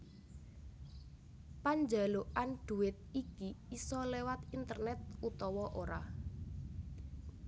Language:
Javanese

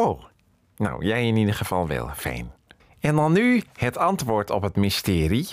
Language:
Dutch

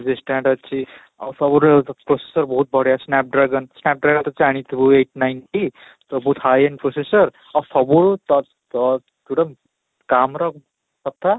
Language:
Odia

